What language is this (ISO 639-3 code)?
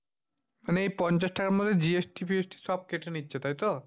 ben